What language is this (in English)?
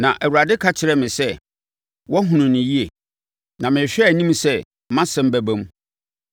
Akan